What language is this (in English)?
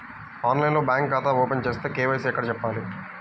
Telugu